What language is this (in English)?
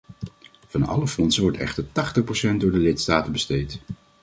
Dutch